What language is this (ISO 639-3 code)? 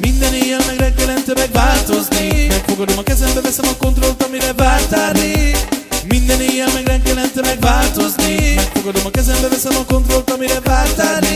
hun